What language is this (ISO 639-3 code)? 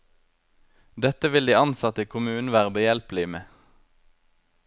nor